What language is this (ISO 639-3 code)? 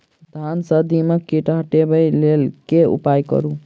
mai